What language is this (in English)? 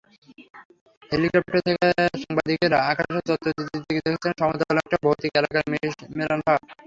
Bangla